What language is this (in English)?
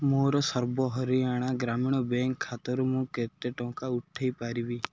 Odia